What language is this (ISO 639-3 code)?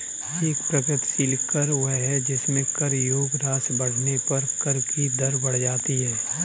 hin